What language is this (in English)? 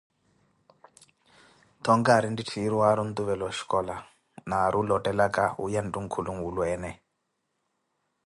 Koti